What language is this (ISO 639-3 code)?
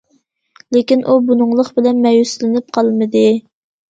uig